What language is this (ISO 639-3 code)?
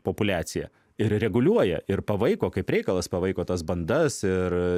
lit